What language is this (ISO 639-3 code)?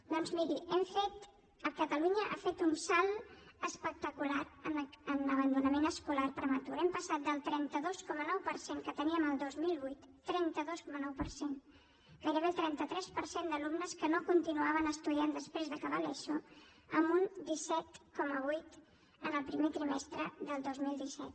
cat